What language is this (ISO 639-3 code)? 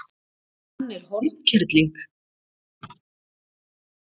isl